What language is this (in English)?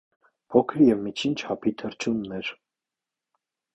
Armenian